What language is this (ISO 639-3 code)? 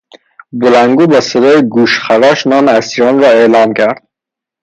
fas